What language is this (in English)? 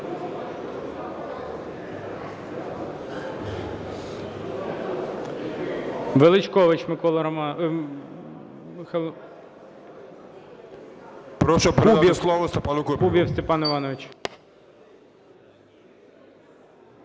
Ukrainian